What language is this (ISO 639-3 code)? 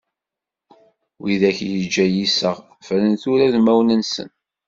kab